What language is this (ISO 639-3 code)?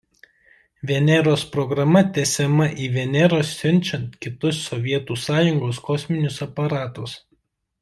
lit